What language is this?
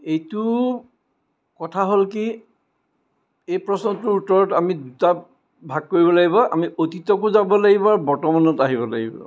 Assamese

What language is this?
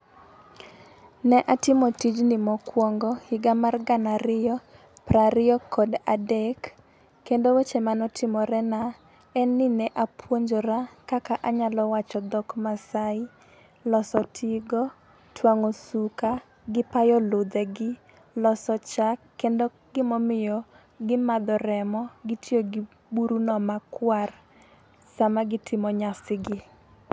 Luo (Kenya and Tanzania)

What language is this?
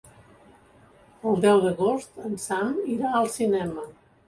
Catalan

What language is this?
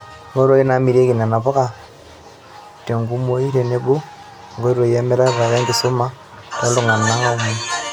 Masai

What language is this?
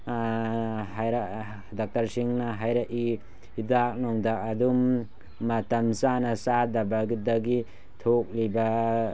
Manipuri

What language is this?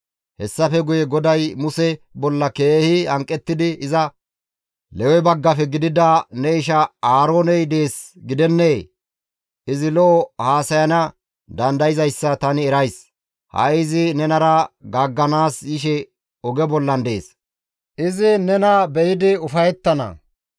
Gamo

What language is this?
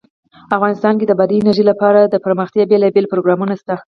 Pashto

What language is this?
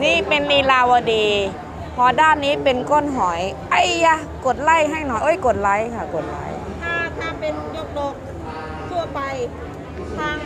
Thai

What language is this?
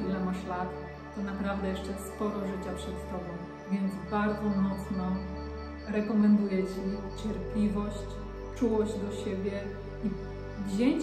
Polish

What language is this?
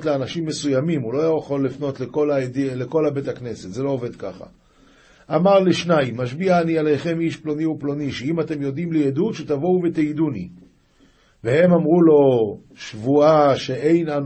Hebrew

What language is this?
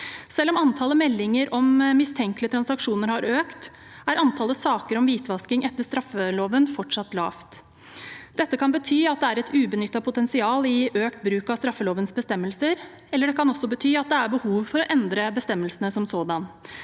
Norwegian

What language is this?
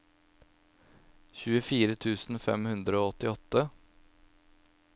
Norwegian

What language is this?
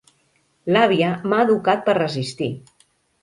Catalan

